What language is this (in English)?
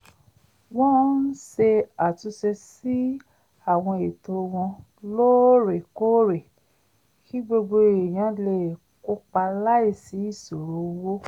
Yoruba